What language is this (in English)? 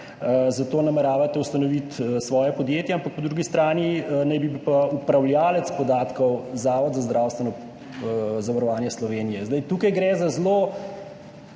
Slovenian